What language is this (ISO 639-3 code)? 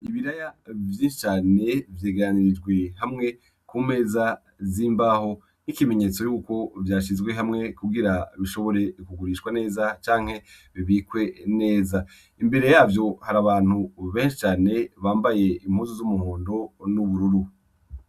run